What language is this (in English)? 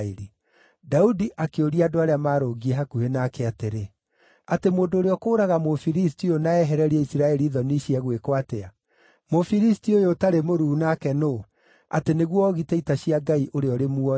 Kikuyu